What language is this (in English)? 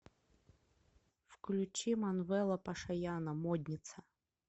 Russian